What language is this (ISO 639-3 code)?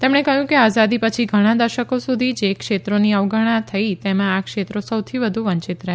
guj